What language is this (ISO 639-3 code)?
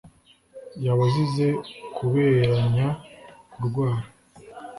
kin